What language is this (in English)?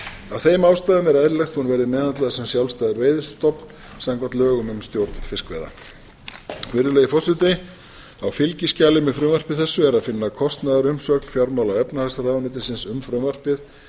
Icelandic